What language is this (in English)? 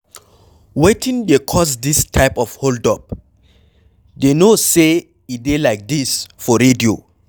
Nigerian Pidgin